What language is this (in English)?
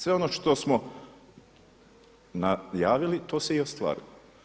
Croatian